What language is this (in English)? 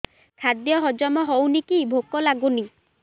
Odia